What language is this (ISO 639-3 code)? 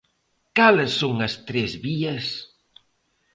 glg